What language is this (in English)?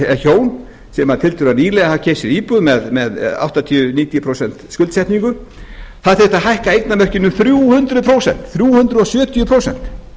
Icelandic